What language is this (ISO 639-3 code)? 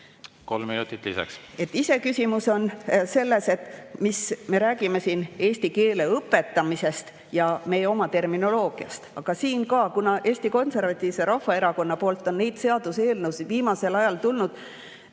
est